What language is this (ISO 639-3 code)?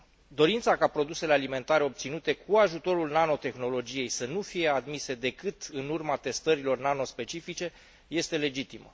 ron